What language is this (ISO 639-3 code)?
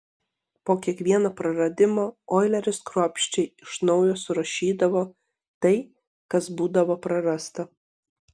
lit